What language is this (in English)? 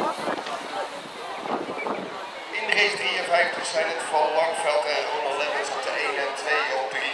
Dutch